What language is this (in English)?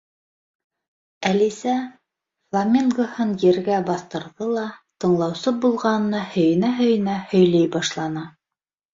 Bashkir